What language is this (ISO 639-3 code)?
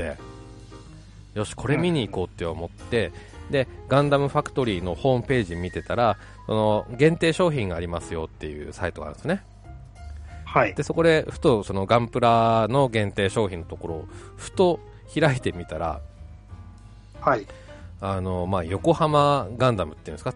jpn